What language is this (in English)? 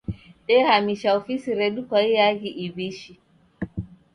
Taita